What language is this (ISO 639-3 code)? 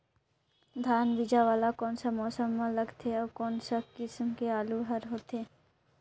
hne